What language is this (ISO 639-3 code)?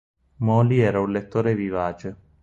ita